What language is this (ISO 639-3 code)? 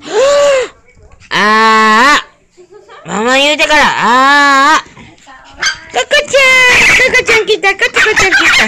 jpn